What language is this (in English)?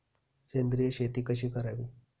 Marathi